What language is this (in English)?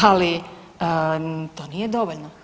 Croatian